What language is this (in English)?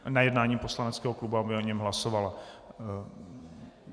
Czech